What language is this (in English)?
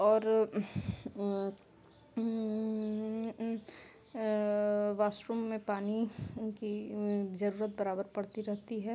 Hindi